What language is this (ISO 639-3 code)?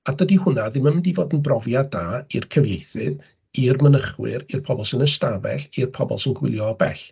cym